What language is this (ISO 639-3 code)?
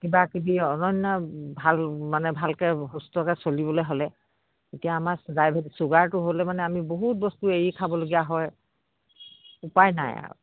asm